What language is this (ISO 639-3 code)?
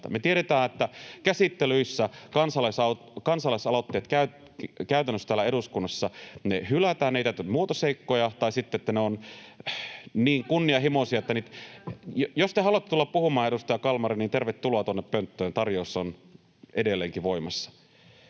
fin